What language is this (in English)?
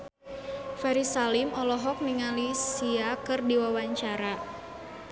Sundanese